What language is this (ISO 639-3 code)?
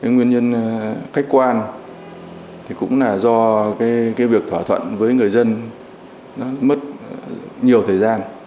vie